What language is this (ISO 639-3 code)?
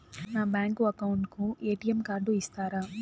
tel